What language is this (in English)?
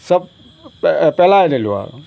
Assamese